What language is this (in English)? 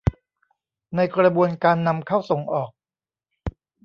Thai